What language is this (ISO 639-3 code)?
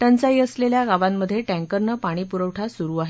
mar